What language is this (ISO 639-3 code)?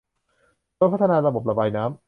tha